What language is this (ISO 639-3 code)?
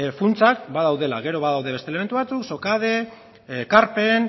eus